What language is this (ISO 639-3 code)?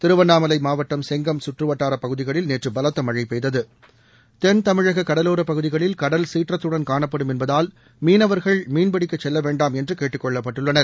tam